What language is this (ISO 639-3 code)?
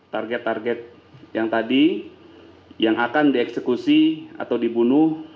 ind